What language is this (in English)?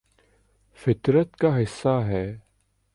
Urdu